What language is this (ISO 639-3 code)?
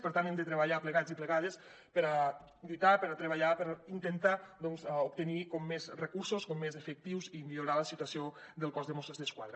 cat